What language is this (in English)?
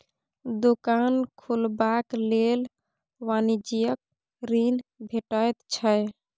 Maithili